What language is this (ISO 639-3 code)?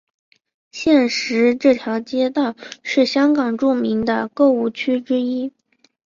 zho